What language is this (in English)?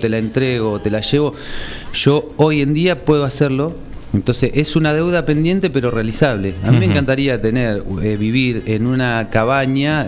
Spanish